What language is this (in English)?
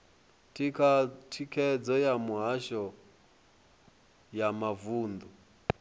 Venda